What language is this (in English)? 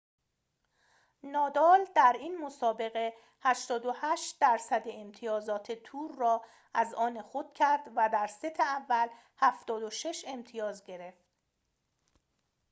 Persian